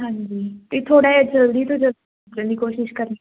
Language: Punjabi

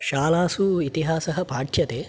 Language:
Sanskrit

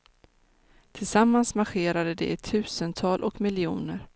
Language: Swedish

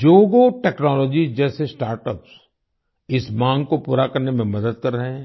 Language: Hindi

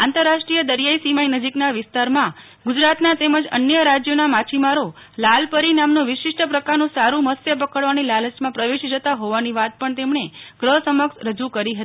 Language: Gujarati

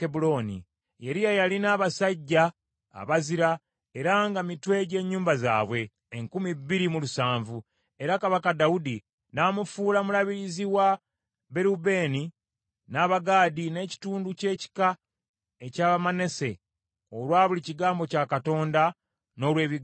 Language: Ganda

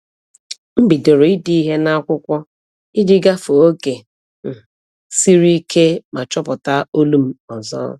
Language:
Igbo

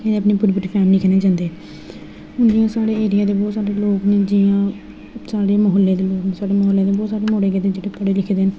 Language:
Dogri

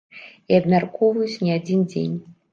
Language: Belarusian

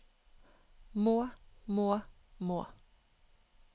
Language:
Norwegian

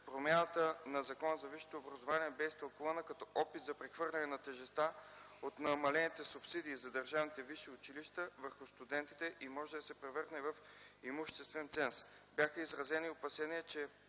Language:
Bulgarian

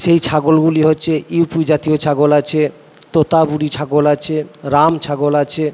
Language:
Bangla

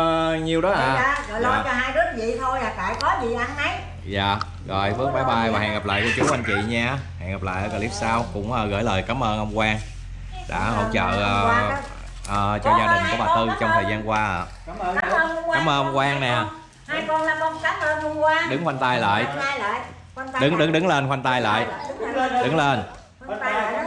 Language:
Vietnamese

